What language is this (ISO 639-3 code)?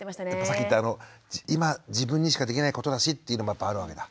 jpn